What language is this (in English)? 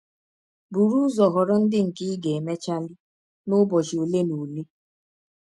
Igbo